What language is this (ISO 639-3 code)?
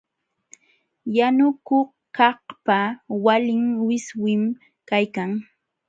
qxw